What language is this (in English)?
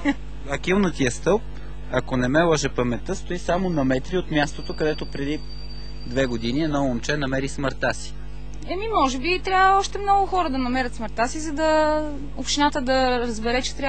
Bulgarian